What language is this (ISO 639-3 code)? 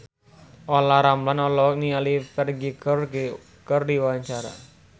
sun